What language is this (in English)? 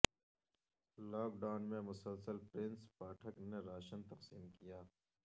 Urdu